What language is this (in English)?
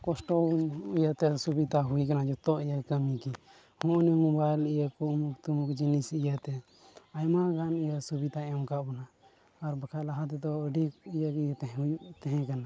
Santali